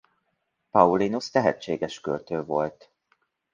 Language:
Hungarian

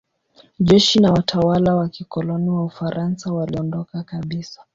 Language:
Swahili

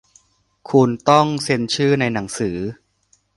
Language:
Thai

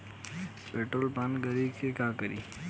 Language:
Bhojpuri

